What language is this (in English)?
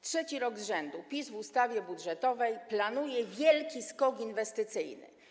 Polish